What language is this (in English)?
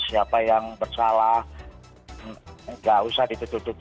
Indonesian